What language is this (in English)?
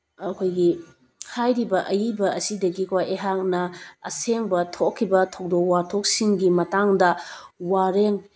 Manipuri